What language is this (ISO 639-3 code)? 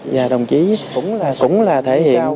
vie